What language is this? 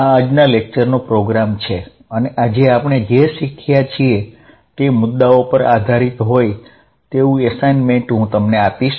Gujarati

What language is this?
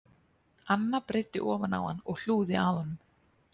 Icelandic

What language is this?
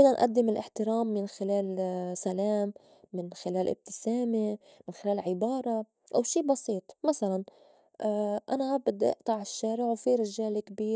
North Levantine Arabic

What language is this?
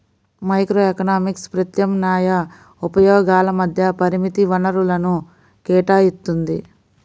Telugu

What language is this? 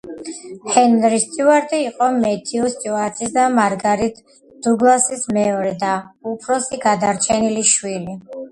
Georgian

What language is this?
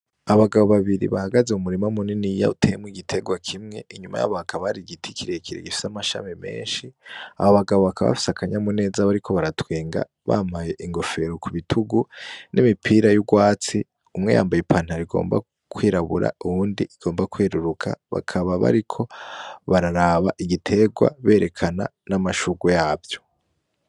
Rundi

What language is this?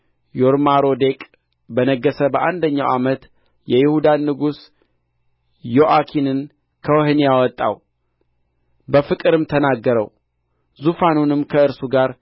Amharic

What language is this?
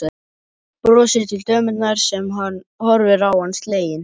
Icelandic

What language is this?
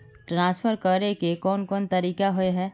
Magahi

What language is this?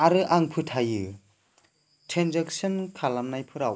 Bodo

